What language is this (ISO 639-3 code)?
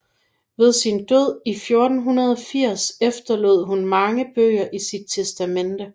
dan